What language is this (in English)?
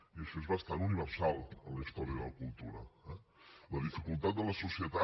Catalan